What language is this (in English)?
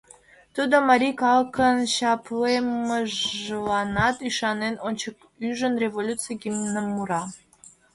Mari